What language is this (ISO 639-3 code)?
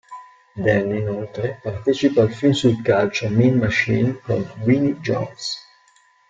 ita